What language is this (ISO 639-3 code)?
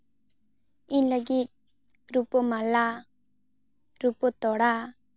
sat